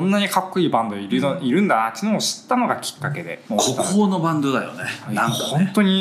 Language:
Japanese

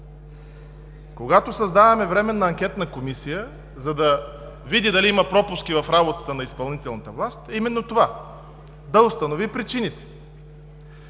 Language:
Bulgarian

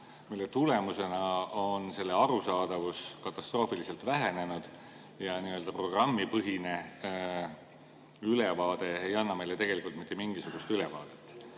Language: Estonian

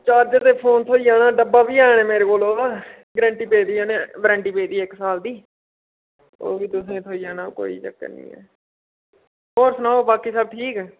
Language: Dogri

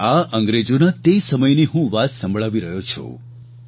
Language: Gujarati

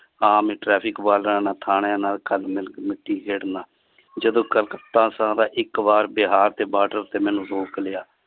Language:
Punjabi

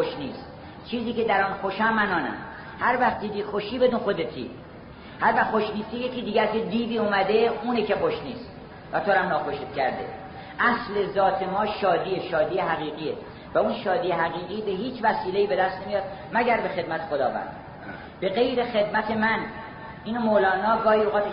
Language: Persian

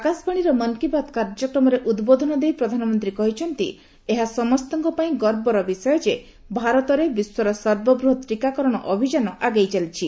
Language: Odia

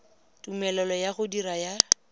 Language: Tswana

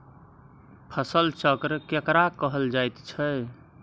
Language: Maithili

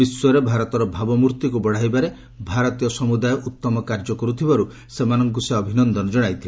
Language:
Odia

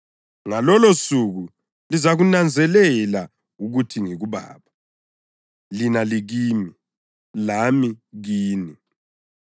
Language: North Ndebele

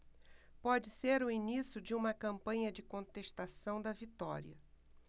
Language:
Portuguese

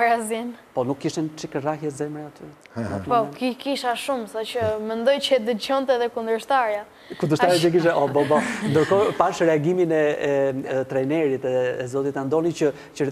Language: Romanian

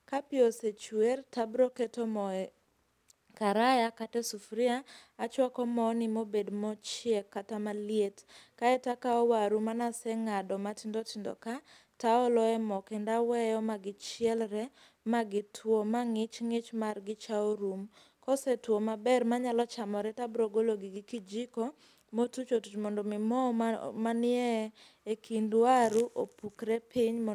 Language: Luo (Kenya and Tanzania)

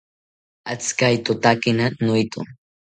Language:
South Ucayali Ashéninka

